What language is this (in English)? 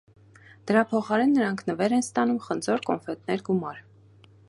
Armenian